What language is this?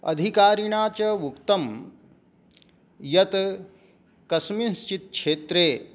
Sanskrit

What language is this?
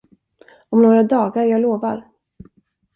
Swedish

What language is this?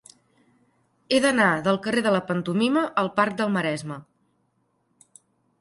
Catalan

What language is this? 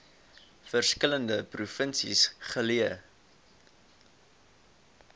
Afrikaans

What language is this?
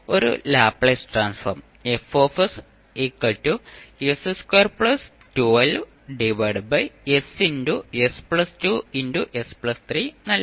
Malayalam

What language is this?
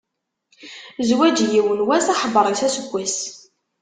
Kabyle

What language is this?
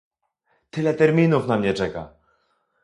Polish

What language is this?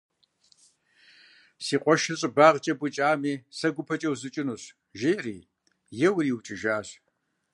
Kabardian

